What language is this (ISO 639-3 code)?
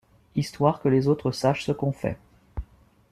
fra